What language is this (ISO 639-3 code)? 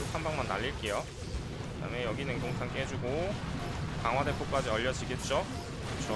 kor